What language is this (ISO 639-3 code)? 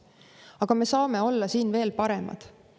est